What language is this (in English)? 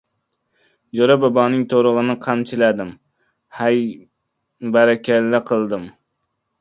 Uzbek